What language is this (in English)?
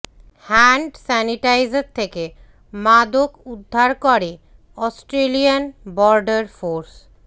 Bangla